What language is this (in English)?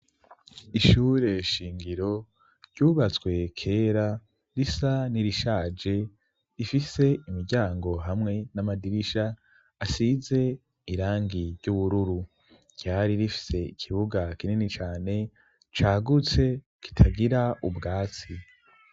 Rundi